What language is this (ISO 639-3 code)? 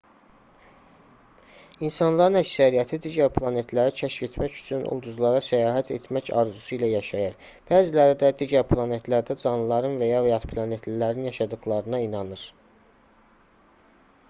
aze